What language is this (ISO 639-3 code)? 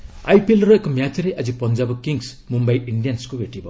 ori